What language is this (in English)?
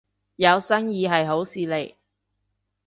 Cantonese